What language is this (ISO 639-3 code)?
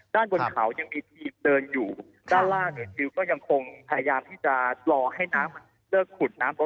tha